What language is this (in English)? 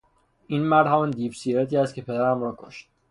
Persian